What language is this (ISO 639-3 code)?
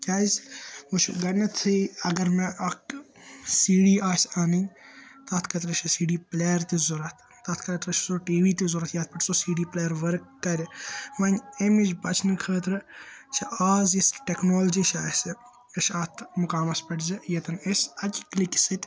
kas